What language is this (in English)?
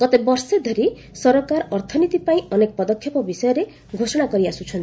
Odia